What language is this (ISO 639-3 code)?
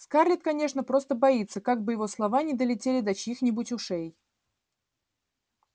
rus